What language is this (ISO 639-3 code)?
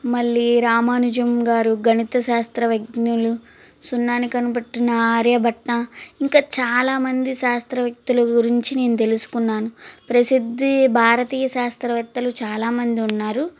tel